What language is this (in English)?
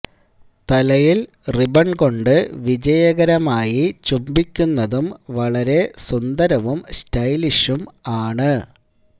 Malayalam